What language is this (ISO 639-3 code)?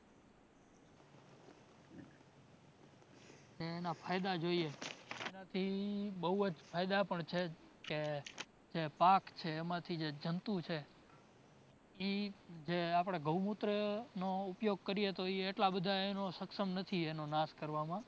guj